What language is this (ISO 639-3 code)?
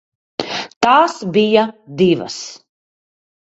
lav